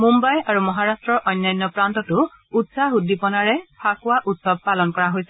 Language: Assamese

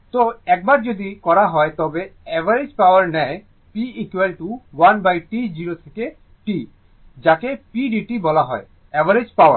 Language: Bangla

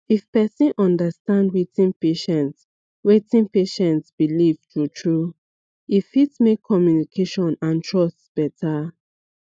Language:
Nigerian Pidgin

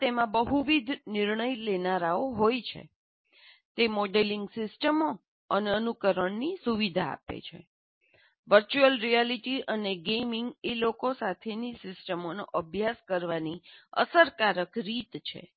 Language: Gujarati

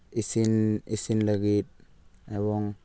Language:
Santali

